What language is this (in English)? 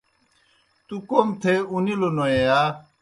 Kohistani Shina